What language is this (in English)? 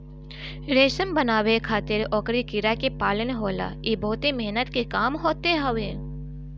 Bhojpuri